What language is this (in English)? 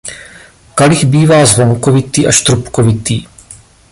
Czech